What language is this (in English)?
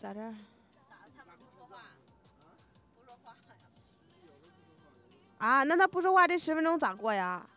Chinese